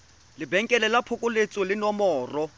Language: Tswana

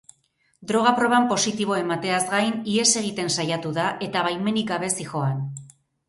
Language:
Basque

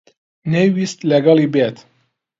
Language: Central Kurdish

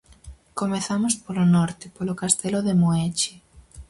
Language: Galician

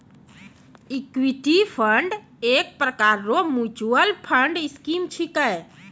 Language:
Maithili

